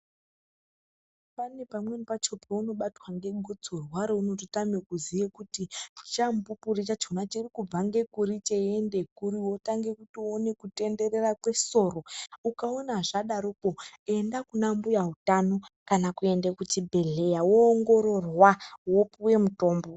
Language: Ndau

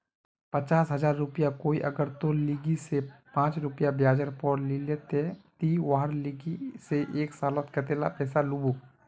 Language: Magahi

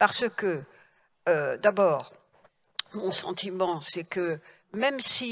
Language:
French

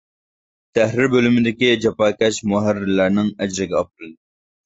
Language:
Uyghur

